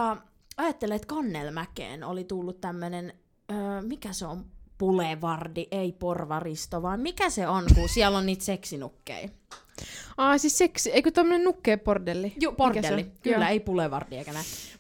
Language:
Finnish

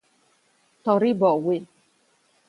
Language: Italian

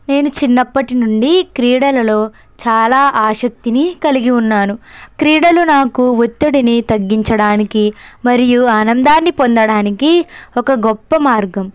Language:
Telugu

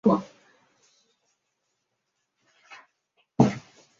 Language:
Chinese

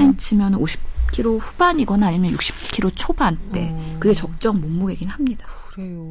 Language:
Korean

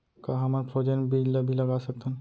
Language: Chhattisgarhi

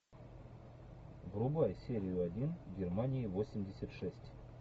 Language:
Russian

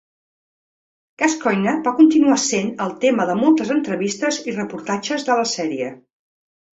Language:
Catalan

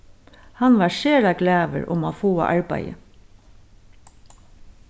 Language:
Faroese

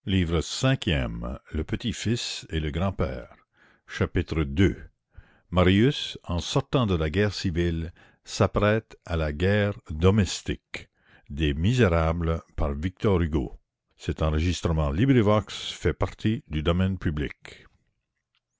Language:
French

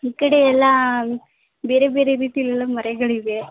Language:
Kannada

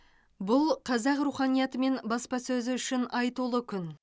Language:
Kazakh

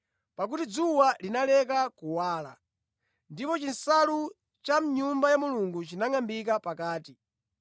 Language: Nyanja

